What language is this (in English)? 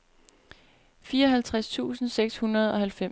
Danish